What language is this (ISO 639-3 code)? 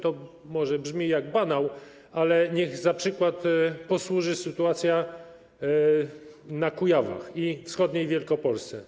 pol